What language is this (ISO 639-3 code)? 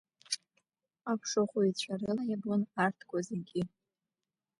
abk